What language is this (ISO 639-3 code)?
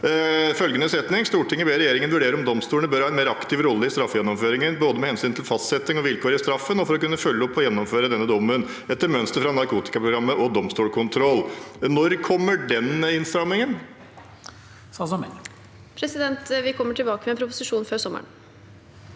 nor